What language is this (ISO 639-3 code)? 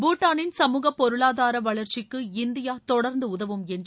tam